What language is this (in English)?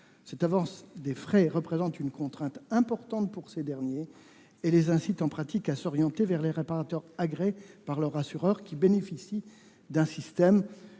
French